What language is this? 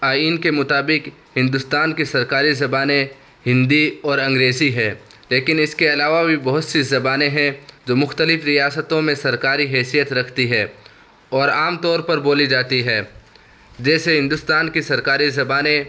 Urdu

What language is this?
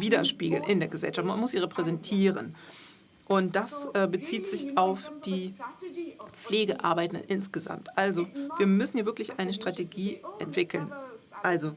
German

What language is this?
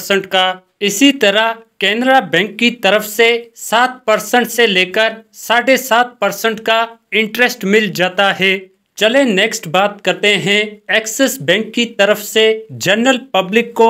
Hindi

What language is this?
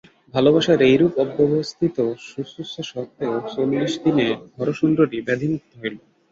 Bangla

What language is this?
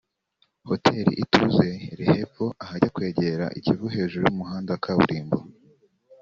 Kinyarwanda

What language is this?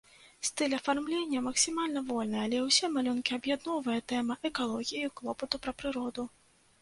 Belarusian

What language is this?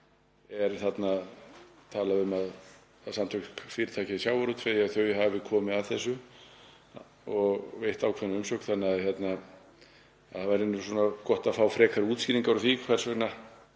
Icelandic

